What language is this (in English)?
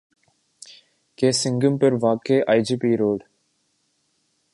Urdu